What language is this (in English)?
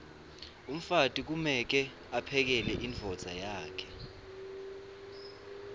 Swati